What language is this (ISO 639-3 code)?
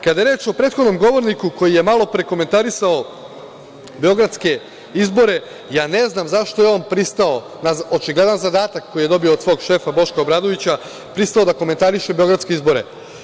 srp